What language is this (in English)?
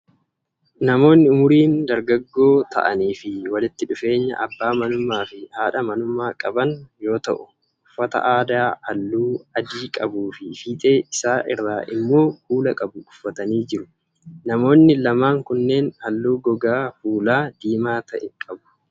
Oromo